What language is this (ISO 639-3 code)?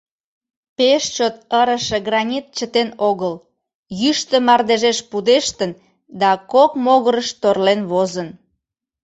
chm